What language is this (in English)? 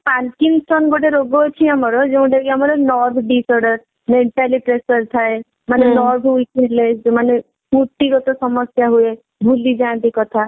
Odia